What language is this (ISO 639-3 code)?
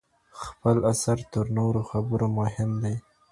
pus